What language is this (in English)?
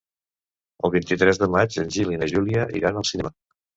Catalan